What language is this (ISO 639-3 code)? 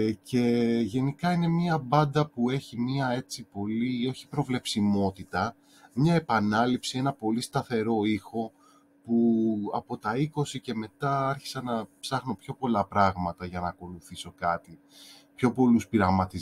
ell